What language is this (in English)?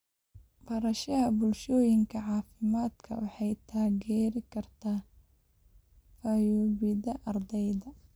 Somali